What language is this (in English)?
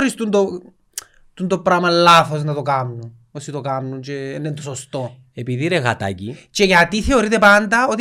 Greek